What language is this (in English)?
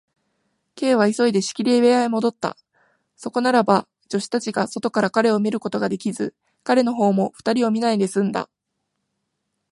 Japanese